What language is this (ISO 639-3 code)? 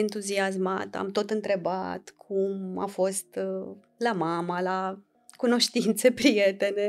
ron